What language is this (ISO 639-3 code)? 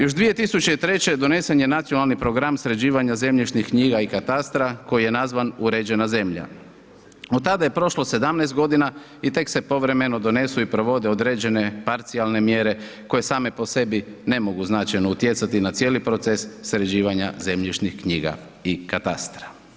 hrv